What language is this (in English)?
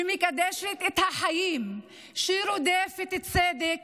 Hebrew